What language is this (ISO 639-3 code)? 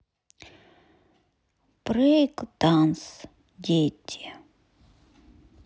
rus